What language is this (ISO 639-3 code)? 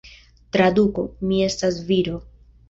epo